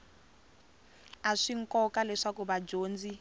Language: Tsonga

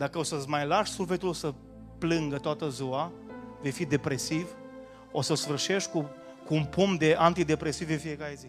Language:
Romanian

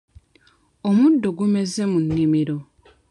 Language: Ganda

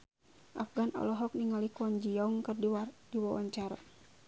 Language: Sundanese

